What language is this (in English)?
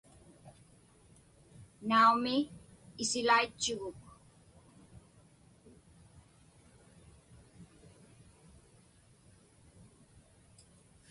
Inupiaq